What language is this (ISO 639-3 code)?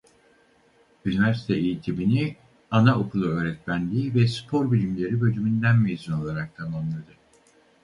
tur